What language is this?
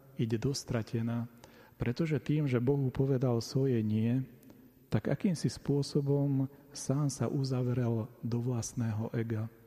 Slovak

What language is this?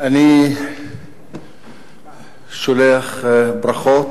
Hebrew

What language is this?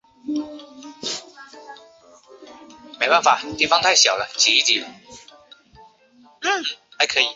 Chinese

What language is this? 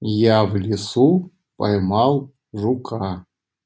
Russian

